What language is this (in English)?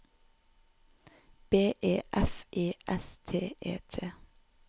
Norwegian